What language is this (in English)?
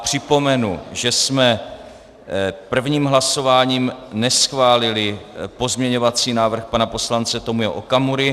Czech